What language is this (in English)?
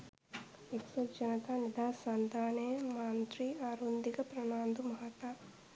Sinhala